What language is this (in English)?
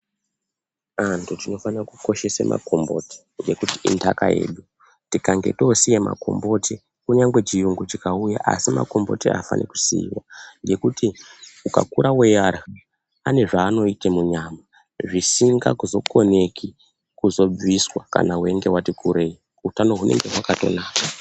Ndau